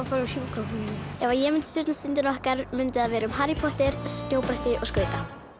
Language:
Icelandic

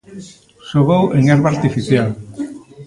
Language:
Galician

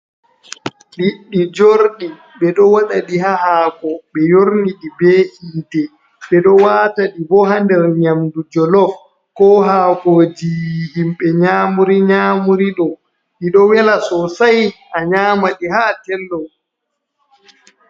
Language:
Fula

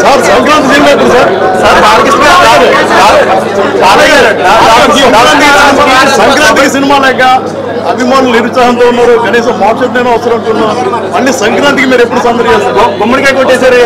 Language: Telugu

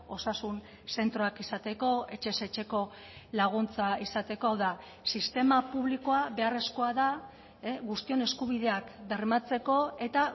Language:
Basque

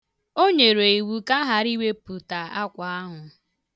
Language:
Igbo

